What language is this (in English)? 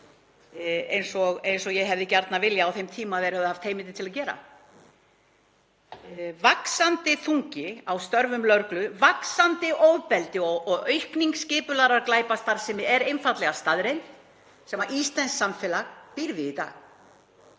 Icelandic